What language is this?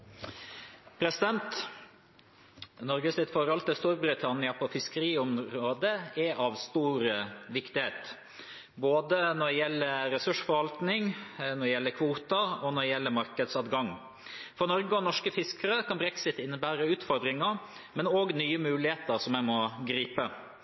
Norwegian Bokmål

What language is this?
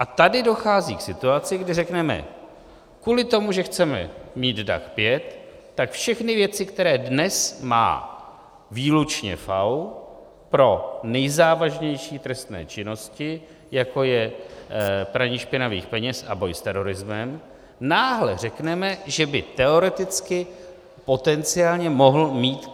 Czech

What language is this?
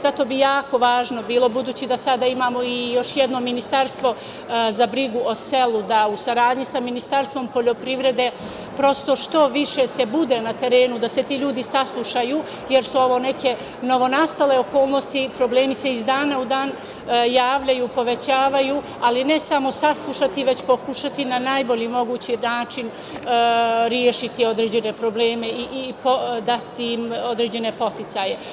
Serbian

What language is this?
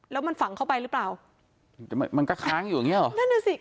Thai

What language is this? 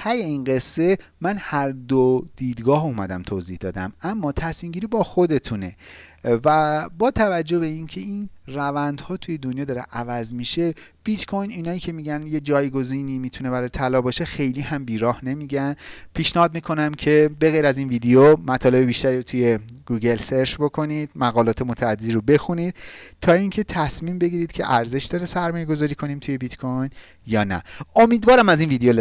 Persian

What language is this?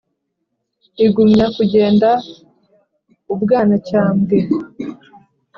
Kinyarwanda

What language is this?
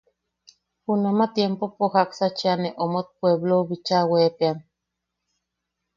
Yaqui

